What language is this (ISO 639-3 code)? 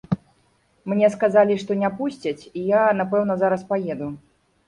bel